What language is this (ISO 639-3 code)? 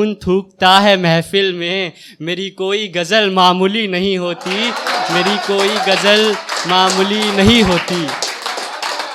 hin